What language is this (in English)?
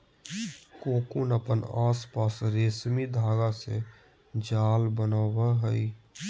Magahi